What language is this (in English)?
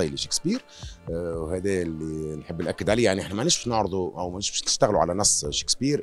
Arabic